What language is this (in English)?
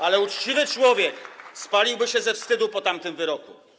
Polish